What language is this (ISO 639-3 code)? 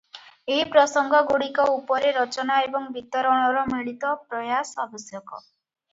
ori